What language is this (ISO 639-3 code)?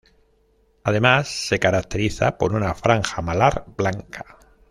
spa